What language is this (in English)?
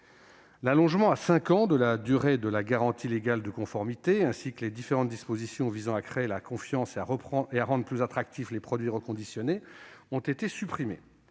French